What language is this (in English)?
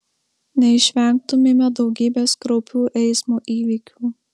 Lithuanian